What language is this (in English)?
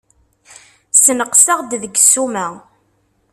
Kabyle